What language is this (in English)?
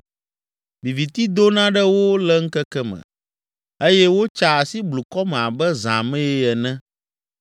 Ewe